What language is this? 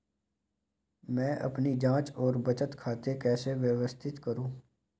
Hindi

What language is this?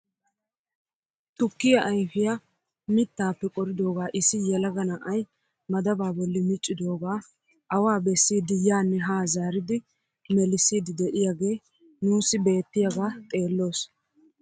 Wolaytta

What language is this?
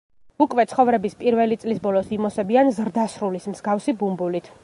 Georgian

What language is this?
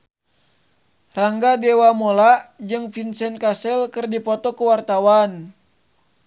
Sundanese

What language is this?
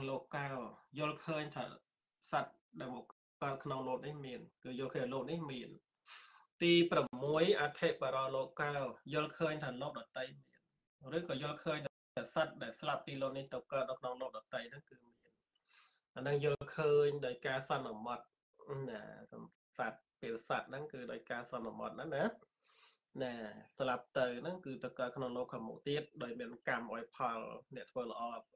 Thai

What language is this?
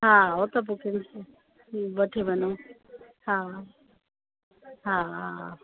Sindhi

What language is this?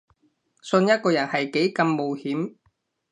Cantonese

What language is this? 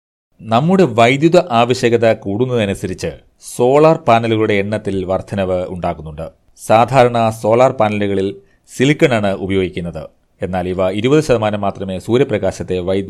Malayalam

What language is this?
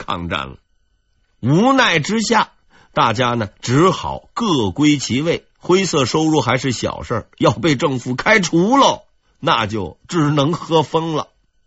Chinese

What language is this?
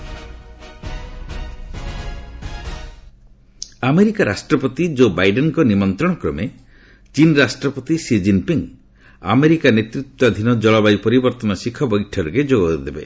Odia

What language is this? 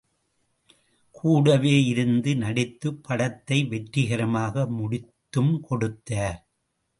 Tamil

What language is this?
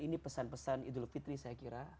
Indonesian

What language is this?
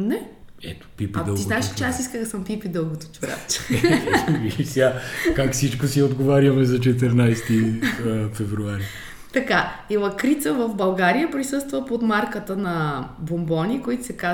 Bulgarian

